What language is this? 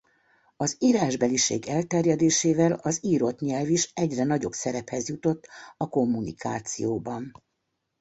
Hungarian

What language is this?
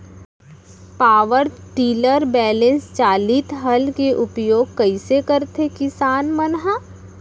Chhattisgarhi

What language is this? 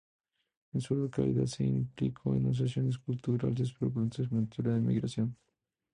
Spanish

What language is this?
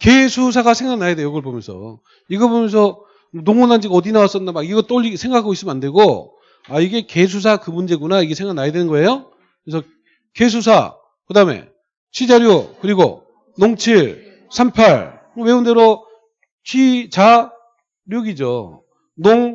Korean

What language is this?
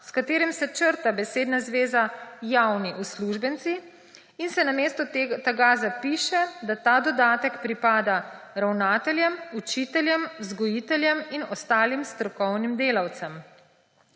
Slovenian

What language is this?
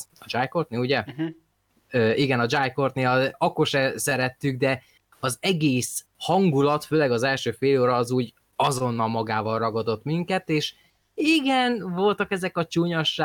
Hungarian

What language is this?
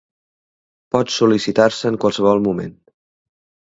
Catalan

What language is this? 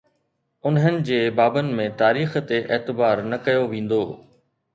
Sindhi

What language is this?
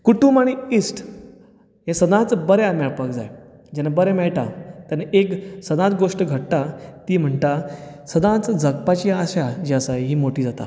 Konkani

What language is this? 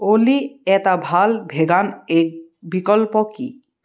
Assamese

